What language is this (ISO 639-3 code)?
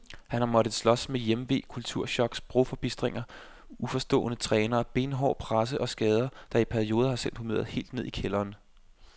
dan